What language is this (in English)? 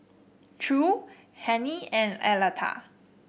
English